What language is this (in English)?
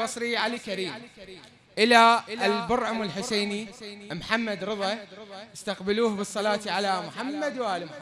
Arabic